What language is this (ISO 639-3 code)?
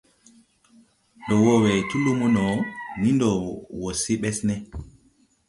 tui